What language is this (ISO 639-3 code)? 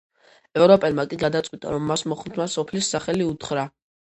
kat